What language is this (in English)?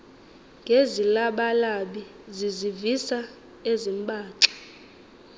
Xhosa